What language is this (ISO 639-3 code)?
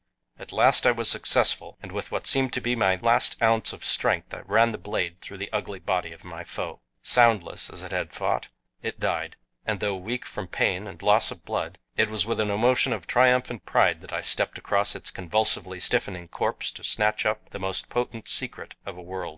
eng